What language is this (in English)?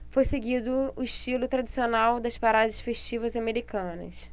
Portuguese